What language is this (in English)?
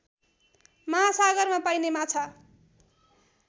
Nepali